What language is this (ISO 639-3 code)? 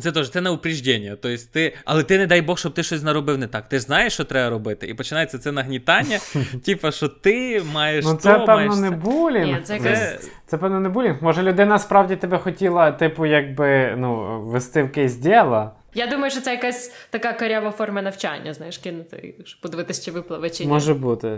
ukr